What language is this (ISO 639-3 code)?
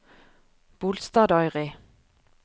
nor